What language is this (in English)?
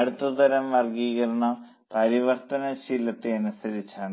Malayalam